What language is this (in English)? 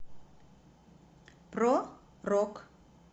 Russian